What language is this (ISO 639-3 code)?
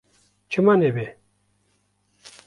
kur